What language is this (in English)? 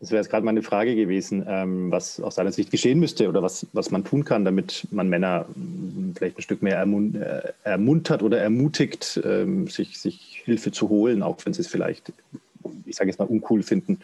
German